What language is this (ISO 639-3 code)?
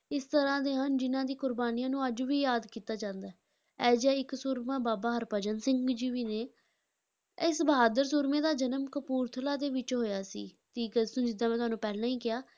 pan